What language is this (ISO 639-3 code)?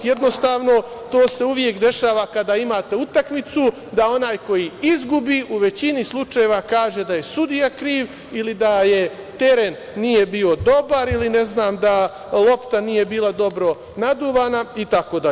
srp